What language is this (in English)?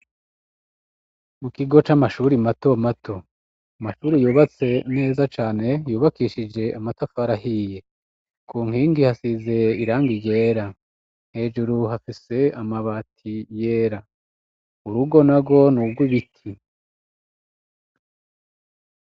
Rundi